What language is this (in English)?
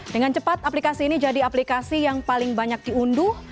Indonesian